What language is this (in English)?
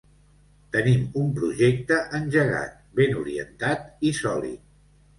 Catalan